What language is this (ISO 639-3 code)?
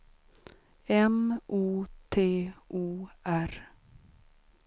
swe